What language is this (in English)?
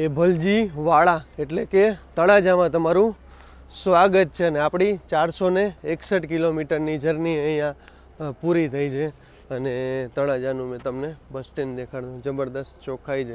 Gujarati